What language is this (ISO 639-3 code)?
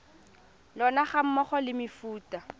tsn